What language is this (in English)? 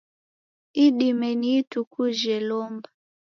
Taita